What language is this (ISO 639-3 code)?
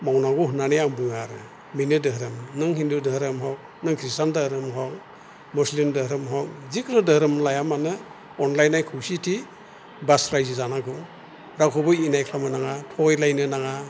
brx